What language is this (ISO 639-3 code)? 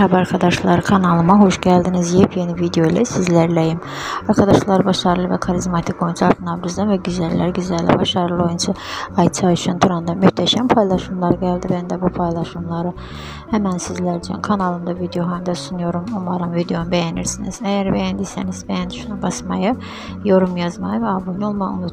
tur